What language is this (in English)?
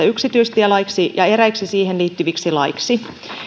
Finnish